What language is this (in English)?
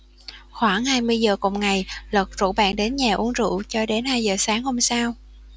Vietnamese